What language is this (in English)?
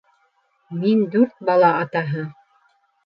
Bashkir